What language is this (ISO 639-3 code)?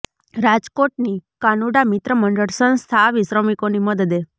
guj